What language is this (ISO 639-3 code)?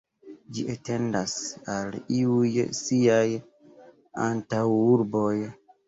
epo